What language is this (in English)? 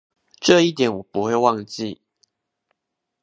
Chinese